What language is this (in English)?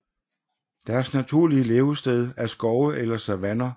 Danish